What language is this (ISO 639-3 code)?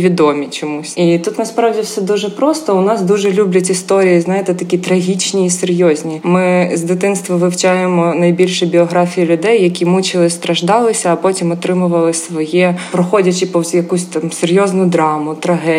ukr